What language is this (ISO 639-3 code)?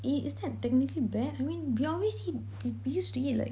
eng